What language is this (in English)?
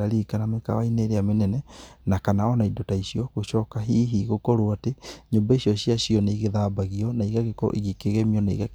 Kikuyu